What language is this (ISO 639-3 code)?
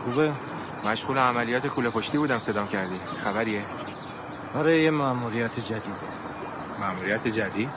fas